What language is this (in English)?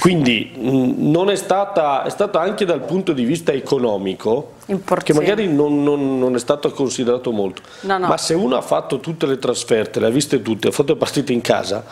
Italian